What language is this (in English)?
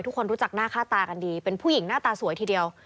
Thai